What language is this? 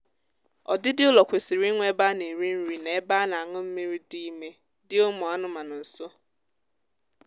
Igbo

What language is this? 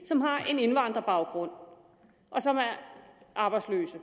Danish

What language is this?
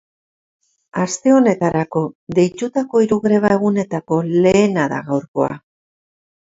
Basque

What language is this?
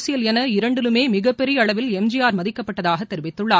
Tamil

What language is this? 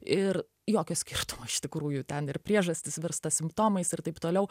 Lithuanian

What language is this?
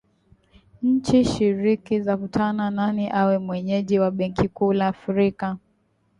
Swahili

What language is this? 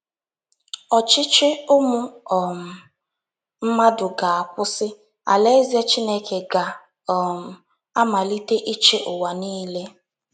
Igbo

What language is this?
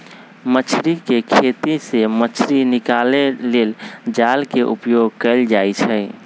Magahi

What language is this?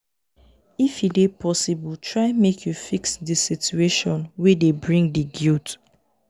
Nigerian Pidgin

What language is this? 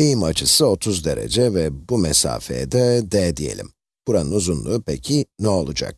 Turkish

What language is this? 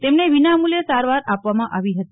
Gujarati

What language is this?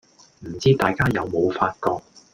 Cantonese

